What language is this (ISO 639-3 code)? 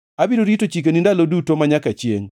luo